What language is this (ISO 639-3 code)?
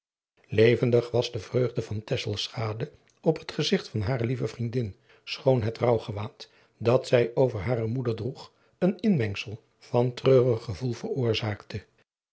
nld